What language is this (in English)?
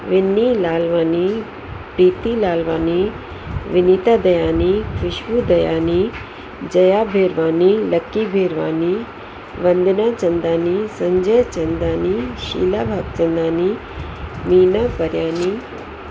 Sindhi